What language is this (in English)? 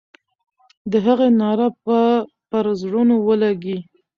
Pashto